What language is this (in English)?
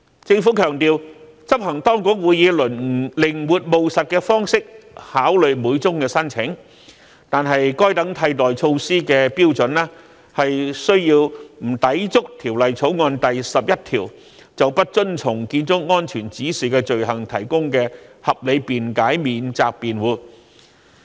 Cantonese